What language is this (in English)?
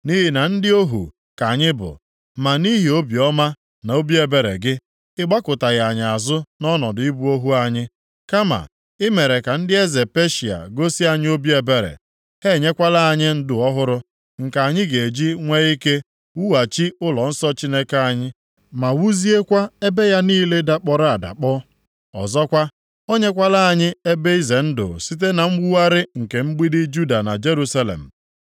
Igbo